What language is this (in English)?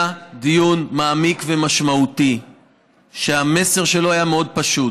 Hebrew